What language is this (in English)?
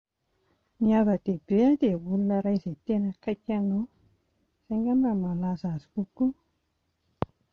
Malagasy